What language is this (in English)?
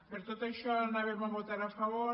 Catalan